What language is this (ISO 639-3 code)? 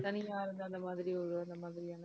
tam